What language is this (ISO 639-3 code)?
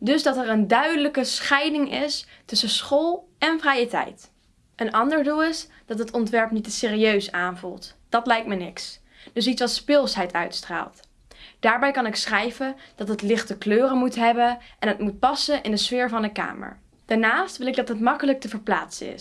nld